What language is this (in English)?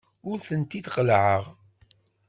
Kabyle